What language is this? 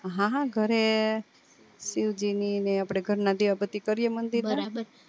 Gujarati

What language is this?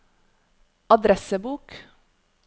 Norwegian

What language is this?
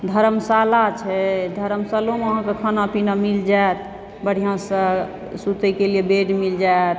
Maithili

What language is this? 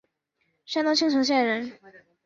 Chinese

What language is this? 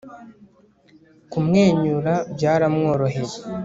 Kinyarwanda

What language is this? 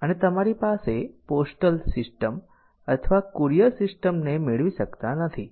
Gujarati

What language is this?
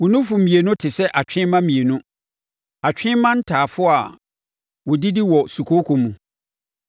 Akan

